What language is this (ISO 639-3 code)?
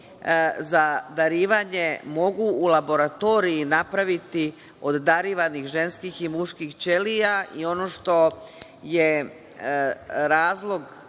srp